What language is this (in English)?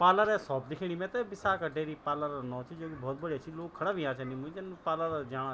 Garhwali